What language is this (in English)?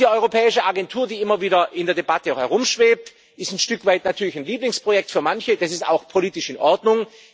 German